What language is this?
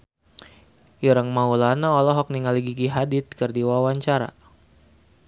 Sundanese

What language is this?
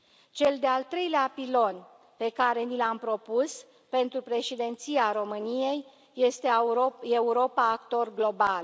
Romanian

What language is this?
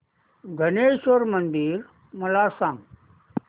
Marathi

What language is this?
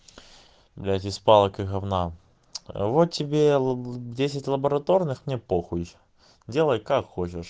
Russian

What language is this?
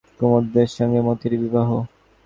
Bangla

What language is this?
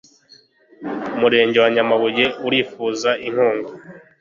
Kinyarwanda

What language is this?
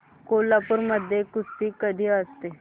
Marathi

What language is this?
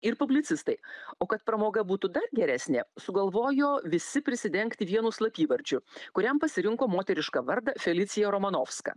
Lithuanian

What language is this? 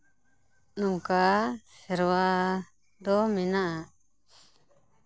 Santali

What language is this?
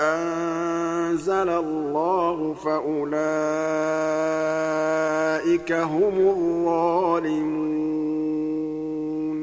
Arabic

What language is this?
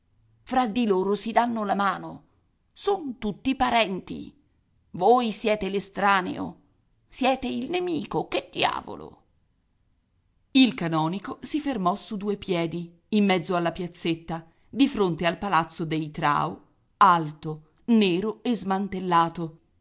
Italian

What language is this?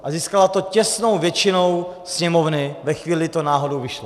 Czech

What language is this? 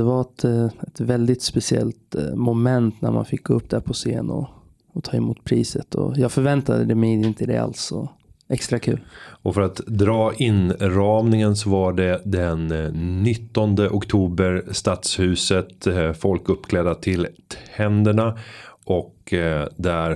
Swedish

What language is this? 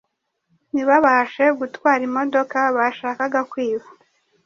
Kinyarwanda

